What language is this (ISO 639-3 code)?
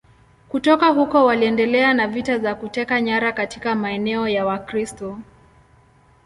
swa